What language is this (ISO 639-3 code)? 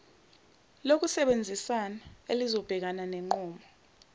zul